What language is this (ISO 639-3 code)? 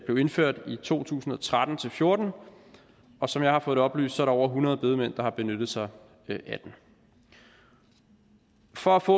dan